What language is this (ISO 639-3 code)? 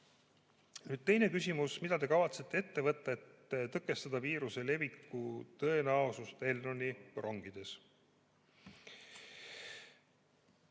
est